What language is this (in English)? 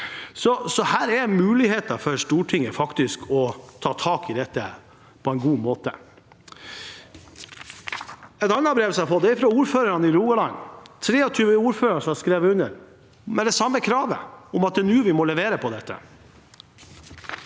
Norwegian